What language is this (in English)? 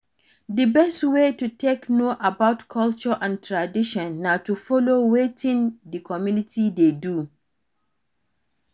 Nigerian Pidgin